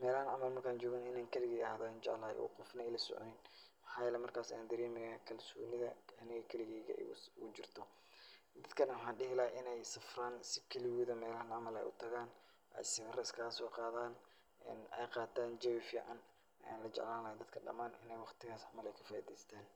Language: Somali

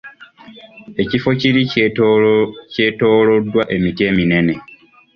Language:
Ganda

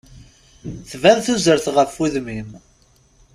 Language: Kabyle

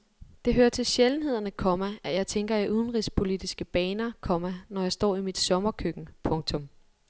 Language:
Danish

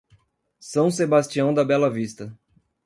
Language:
Portuguese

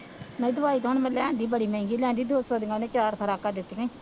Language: Punjabi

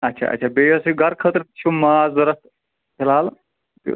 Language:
Kashmiri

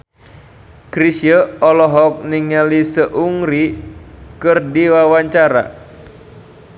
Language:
Sundanese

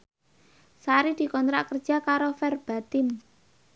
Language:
Javanese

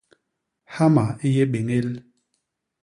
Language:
Basaa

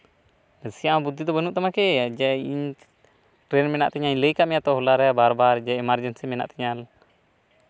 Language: Santali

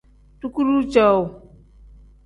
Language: Tem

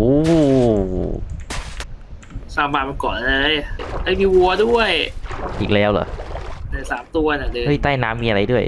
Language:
Thai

